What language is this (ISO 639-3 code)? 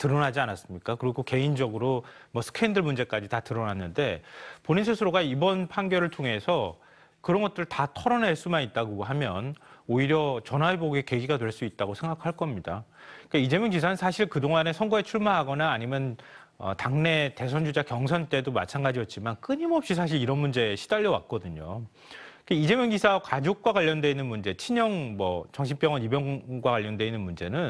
kor